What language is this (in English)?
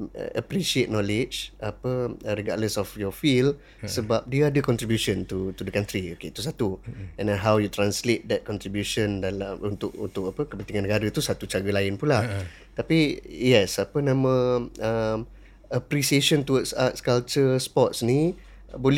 Malay